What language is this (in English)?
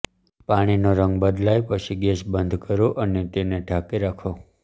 Gujarati